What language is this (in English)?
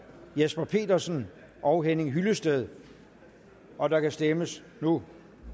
Danish